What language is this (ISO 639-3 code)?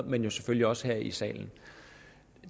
dan